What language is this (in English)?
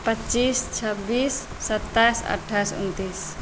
Maithili